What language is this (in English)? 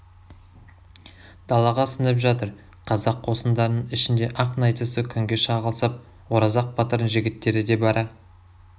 Kazakh